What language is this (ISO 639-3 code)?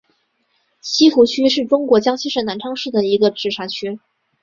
zho